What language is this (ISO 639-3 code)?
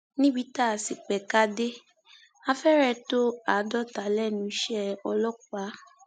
yor